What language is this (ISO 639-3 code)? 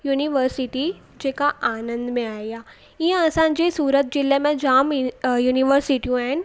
snd